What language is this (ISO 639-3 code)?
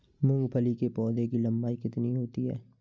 hin